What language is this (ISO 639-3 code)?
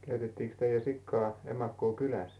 fin